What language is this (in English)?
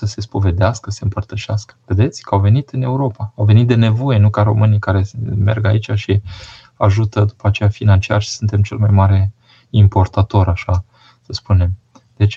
Romanian